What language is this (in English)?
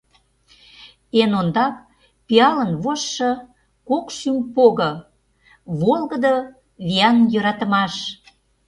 Mari